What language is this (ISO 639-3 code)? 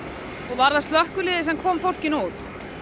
isl